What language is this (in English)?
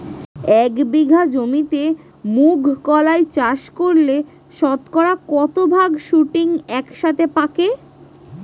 Bangla